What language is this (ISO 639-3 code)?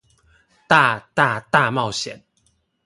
zho